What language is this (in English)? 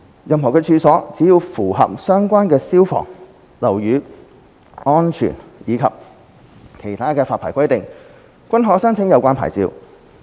Cantonese